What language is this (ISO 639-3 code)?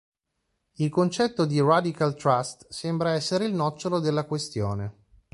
ita